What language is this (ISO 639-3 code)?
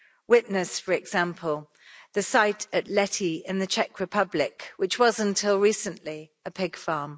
eng